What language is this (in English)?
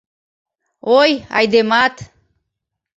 Mari